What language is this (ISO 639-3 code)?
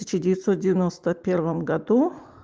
rus